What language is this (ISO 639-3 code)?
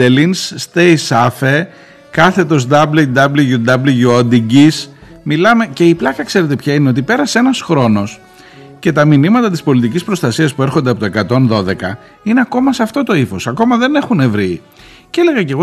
ell